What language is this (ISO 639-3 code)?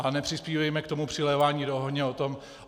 ces